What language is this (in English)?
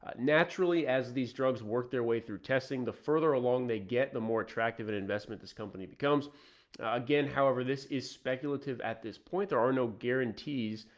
English